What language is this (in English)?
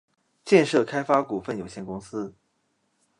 Chinese